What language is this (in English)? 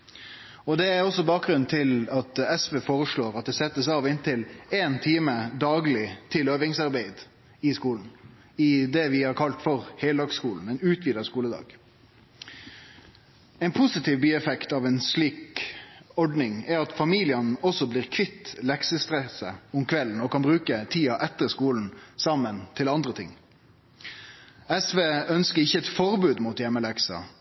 Norwegian Nynorsk